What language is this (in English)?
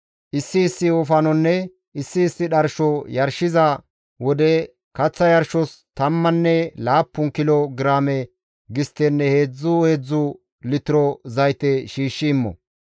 Gamo